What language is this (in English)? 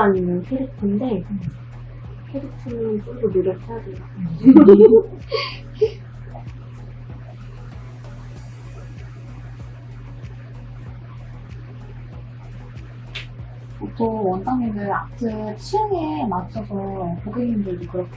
Korean